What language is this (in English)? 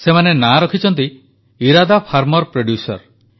Odia